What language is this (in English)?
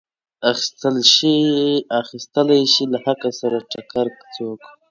Pashto